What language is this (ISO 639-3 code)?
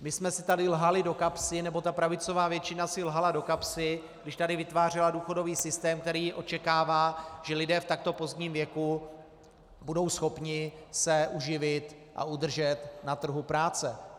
ces